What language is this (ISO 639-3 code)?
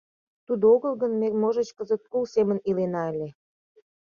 chm